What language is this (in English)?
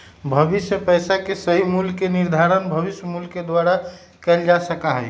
Magahi